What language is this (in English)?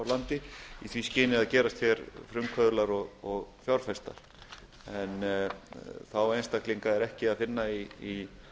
Icelandic